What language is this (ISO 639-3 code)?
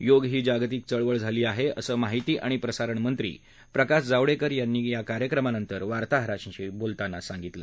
mar